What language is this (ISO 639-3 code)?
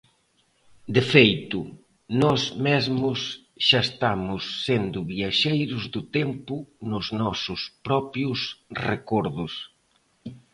glg